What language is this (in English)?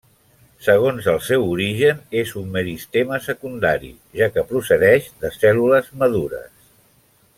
Catalan